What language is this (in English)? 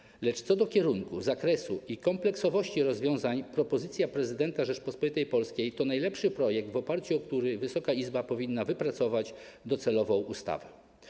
Polish